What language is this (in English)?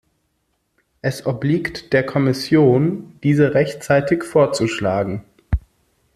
German